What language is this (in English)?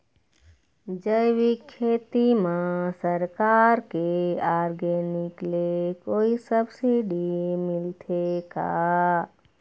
Chhattisgarhi